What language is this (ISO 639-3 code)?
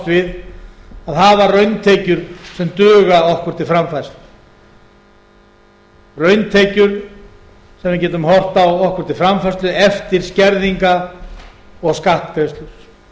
isl